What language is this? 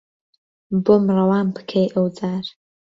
Central Kurdish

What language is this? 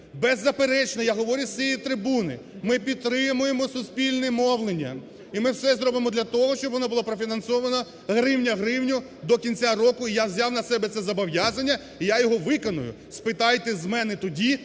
Ukrainian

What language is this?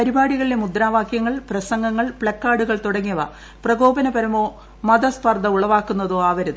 Malayalam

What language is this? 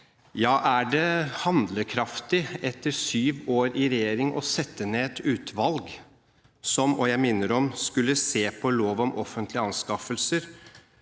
Norwegian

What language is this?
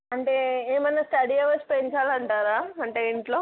Telugu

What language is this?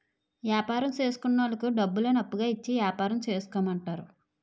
Telugu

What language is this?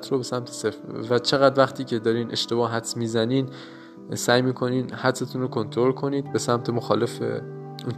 Persian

